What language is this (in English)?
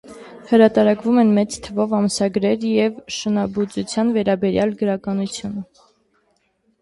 Armenian